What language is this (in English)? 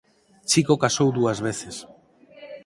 Galician